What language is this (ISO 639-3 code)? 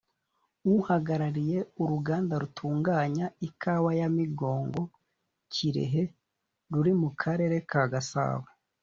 kin